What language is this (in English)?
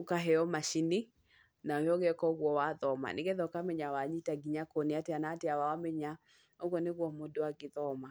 Kikuyu